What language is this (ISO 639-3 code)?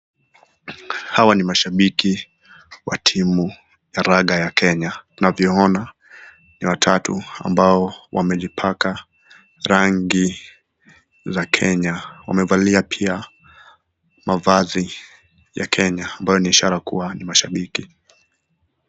swa